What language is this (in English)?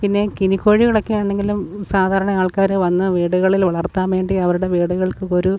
Malayalam